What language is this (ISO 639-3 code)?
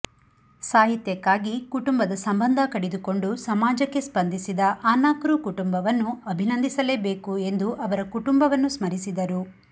kan